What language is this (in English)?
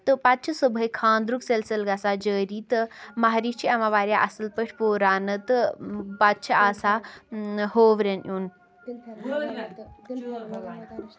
Kashmiri